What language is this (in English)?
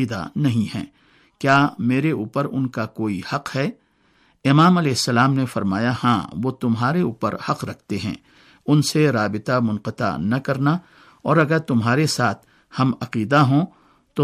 Urdu